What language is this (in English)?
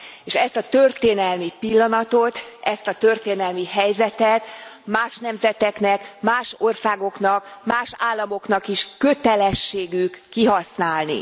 Hungarian